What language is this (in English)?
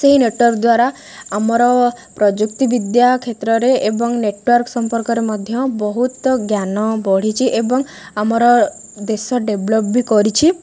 Odia